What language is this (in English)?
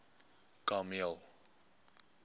Afrikaans